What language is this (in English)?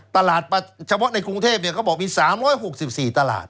Thai